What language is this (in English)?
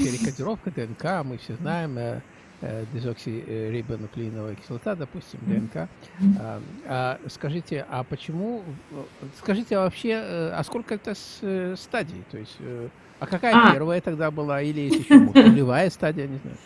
Russian